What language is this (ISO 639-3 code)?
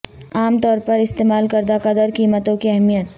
urd